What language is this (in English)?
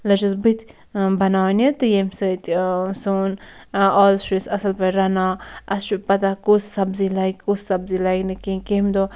Kashmiri